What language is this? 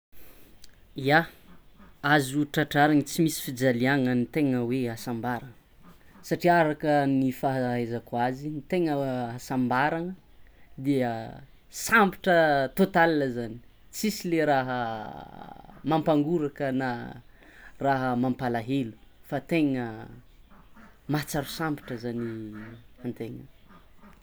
Tsimihety Malagasy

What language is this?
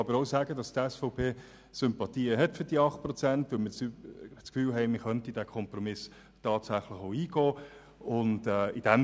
Swiss German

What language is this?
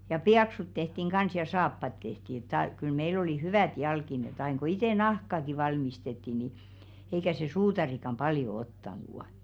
Finnish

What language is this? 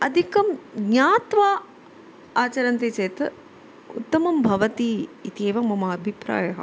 Sanskrit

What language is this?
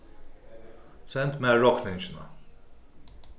Faroese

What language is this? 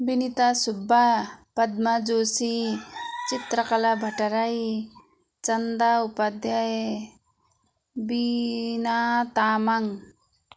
Nepali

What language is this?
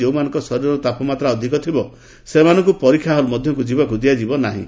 Odia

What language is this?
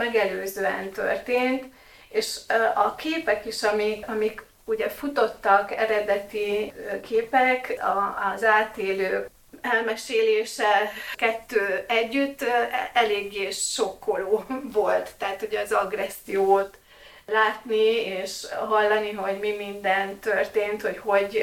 Hungarian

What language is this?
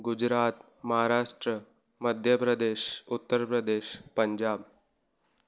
Sindhi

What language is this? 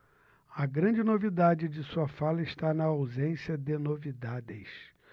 Portuguese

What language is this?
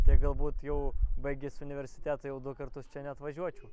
Lithuanian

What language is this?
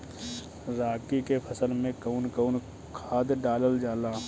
Bhojpuri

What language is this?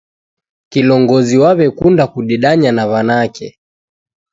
Taita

